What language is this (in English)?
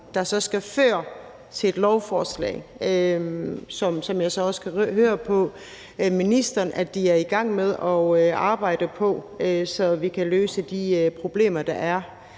Danish